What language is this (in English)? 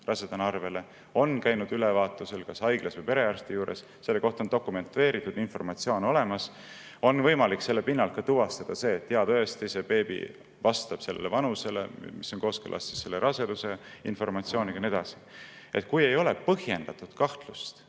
Estonian